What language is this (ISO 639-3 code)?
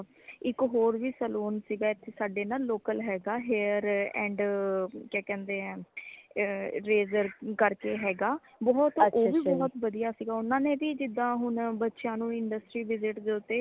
pan